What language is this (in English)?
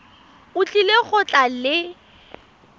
Tswana